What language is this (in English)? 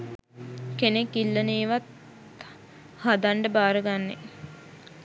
Sinhala